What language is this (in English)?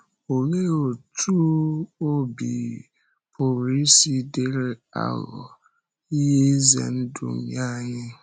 Igbo